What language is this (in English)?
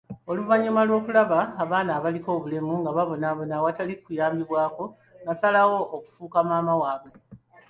Ganda